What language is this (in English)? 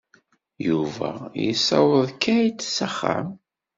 Kabyle